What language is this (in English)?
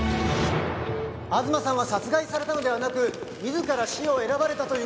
Japanese